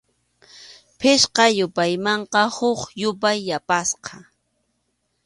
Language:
Arequipa-La Unión Quechua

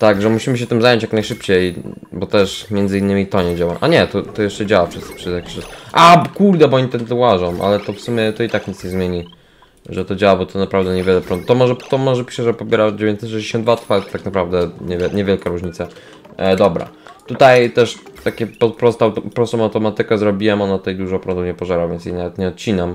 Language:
Polish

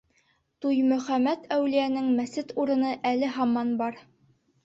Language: Bashkir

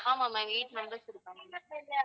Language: Tamil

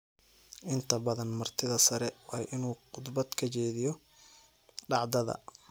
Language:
Somali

